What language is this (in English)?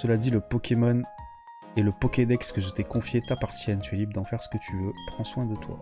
French